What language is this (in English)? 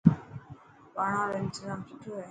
Dhatki